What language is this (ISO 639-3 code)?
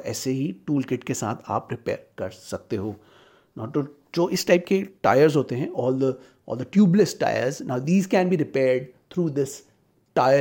hin